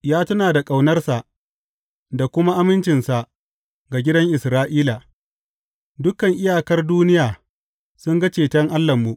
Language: Hausa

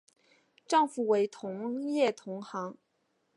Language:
Chinese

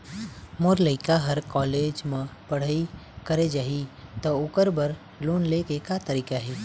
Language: Chhattisgarhi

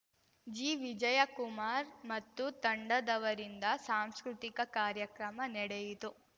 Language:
Kannada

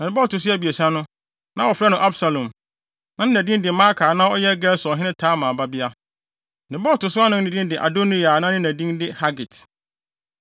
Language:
Akan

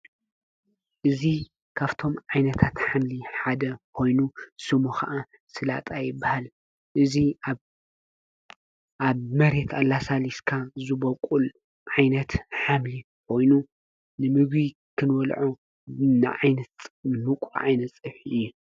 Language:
Tigrinya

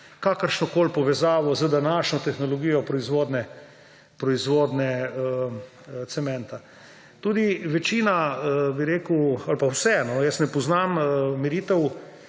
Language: Slovenian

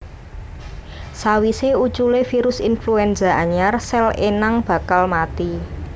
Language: Javanese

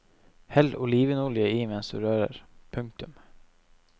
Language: Norwegian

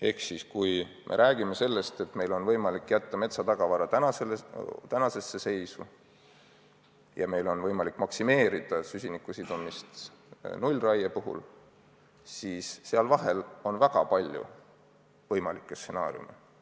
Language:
Estonian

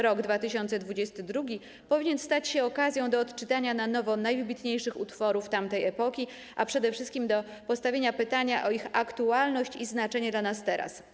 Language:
Polish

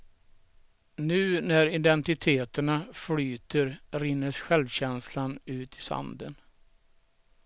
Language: Swedish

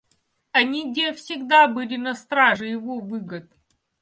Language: Russian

